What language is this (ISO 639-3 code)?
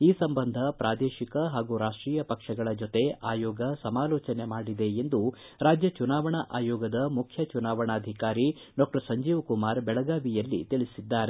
kan